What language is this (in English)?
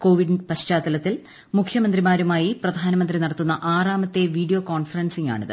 Malayalam